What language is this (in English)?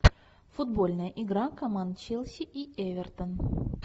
Russian